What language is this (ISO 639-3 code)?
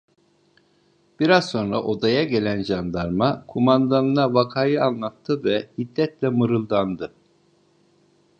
tur